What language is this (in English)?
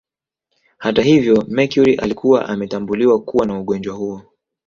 Swahili